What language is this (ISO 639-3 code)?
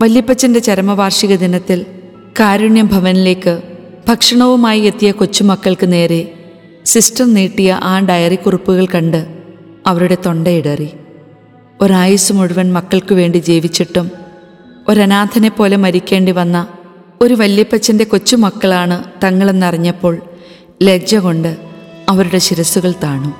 mal